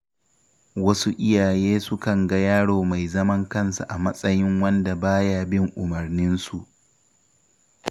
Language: Hausa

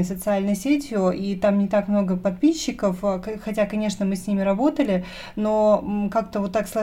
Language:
Russian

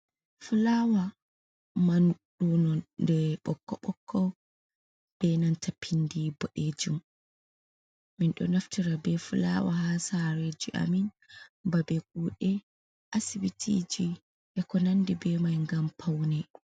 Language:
Fula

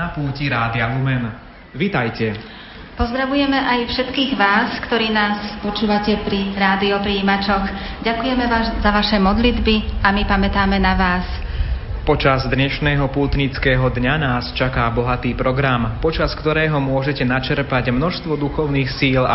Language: Slovak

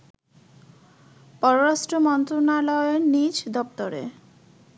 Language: Bangla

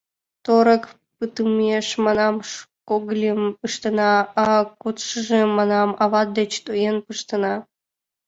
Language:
Mari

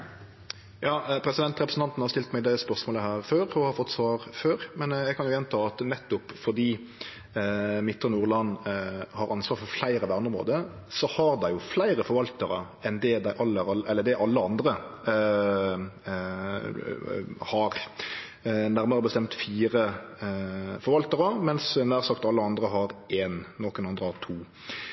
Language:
Norwegian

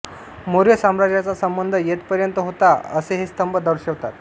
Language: Marathi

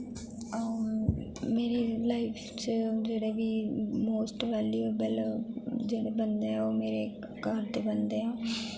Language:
Dogri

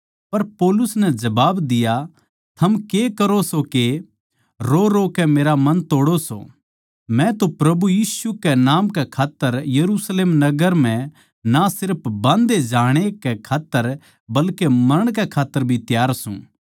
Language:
Haryanvi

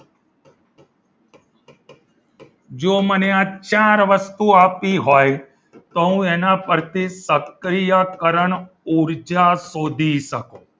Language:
Gujarati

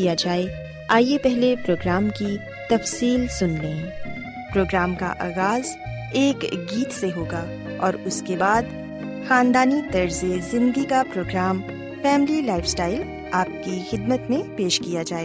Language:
Urdu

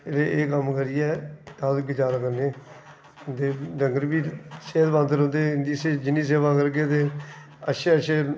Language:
Dogri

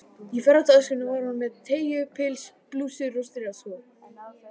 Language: Icelandic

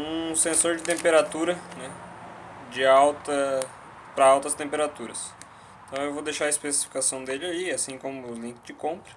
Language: Portuguese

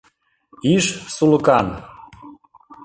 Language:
Mari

